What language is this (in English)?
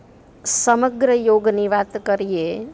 Gujarati